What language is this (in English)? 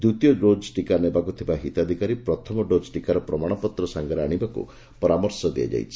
Odia